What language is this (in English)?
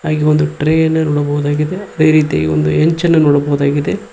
Kannada